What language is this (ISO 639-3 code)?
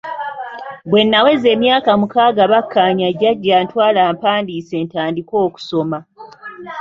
lug